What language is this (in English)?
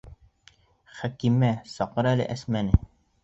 Bashkir